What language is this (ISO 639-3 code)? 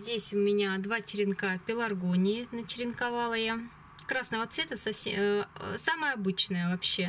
rus